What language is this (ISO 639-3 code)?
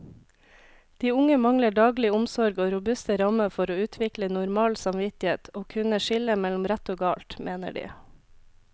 nor